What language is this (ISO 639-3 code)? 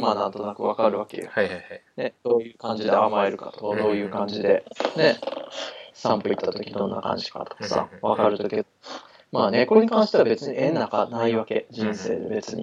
jpn